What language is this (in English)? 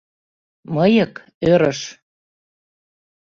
Mari